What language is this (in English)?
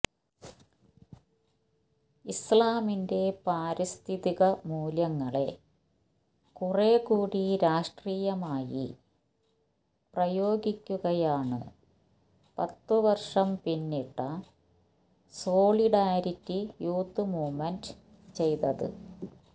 Malayalam